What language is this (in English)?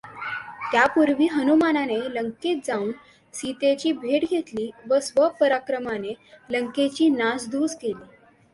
Marathi